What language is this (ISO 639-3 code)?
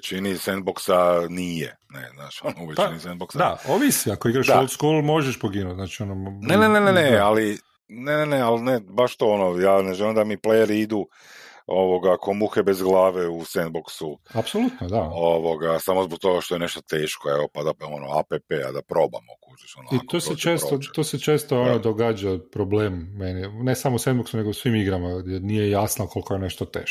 hrv